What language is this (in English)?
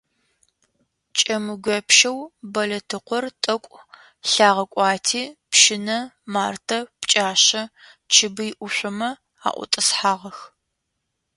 Adyghe